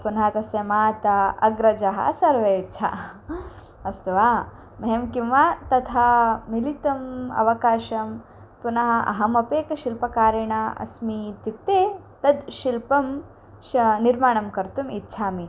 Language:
Sanskrit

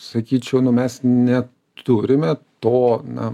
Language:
Lithuanian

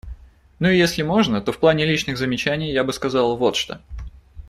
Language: Russian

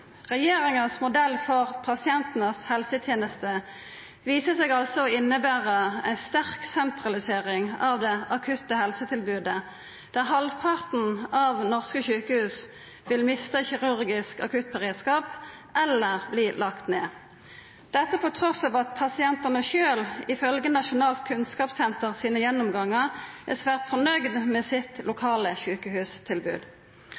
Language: Norwegian Nynorsk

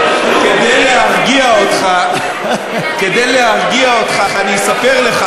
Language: Hebrew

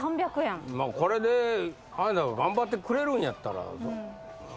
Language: Japanese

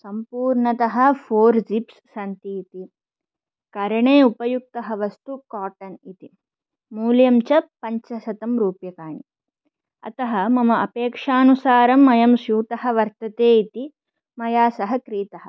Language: Sanskrit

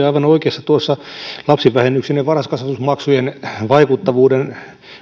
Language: Finnish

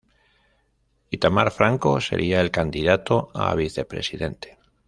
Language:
Spanish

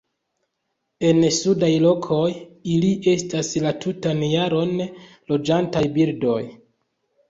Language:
Esperanto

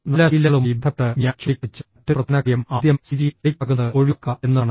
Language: Malayalam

